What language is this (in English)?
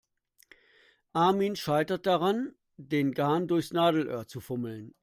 German